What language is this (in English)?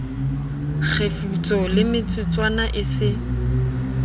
Southern Sotho